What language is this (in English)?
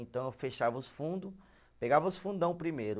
Portuguese